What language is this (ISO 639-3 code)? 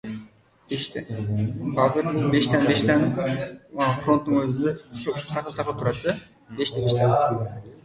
uzb